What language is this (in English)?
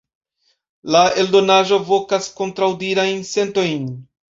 Esperanto